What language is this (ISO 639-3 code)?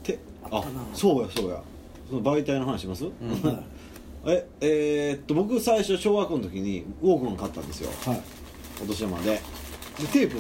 jpn